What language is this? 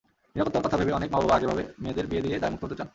Bangla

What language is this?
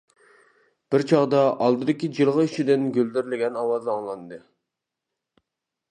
Uyghur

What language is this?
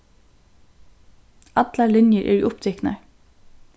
Faroese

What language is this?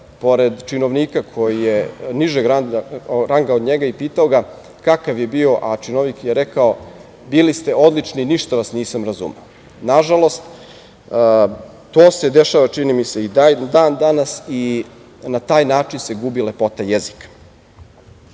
Serbian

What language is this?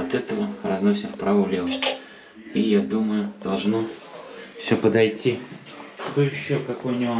Russian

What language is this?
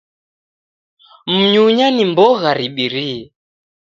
Taita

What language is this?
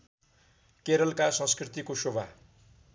Nepali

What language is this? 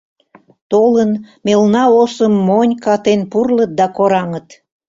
Mari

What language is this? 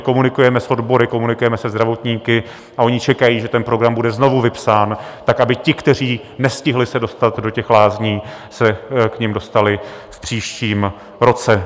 Czech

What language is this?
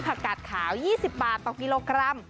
Thai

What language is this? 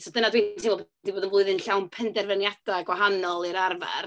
Welsh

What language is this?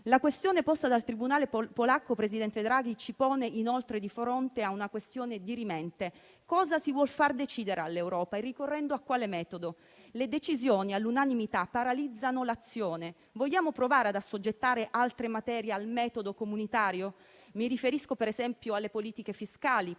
Italian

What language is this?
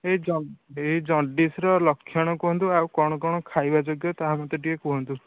Odia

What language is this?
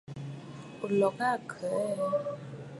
Bafut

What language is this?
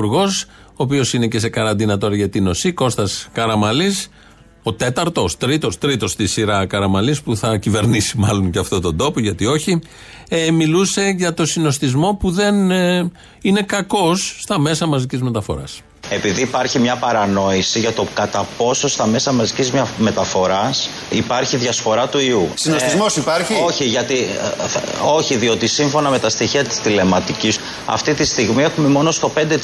Greek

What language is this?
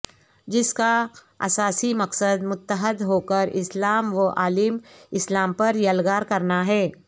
Urdu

